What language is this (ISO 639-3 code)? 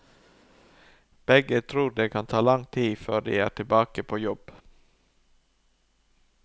nor